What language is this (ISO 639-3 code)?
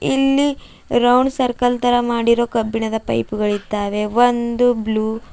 kan